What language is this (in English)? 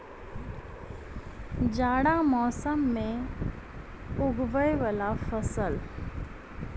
Maithili